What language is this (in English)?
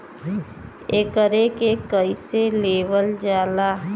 Bhojpuri